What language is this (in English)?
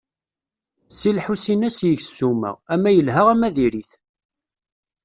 Kabyle